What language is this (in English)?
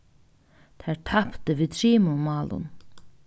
Faroese